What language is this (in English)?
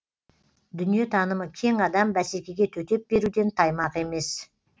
Kazakh